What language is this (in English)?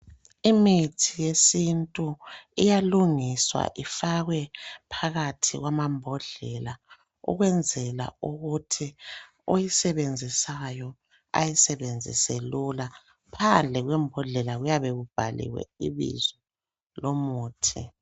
North Ndebele